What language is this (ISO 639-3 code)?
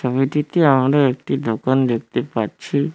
ben